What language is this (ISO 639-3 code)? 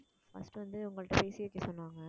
tam